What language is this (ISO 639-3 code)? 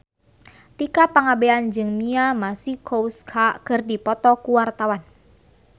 sun